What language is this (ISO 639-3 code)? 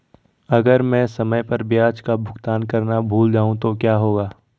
hin